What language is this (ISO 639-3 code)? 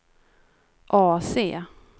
swe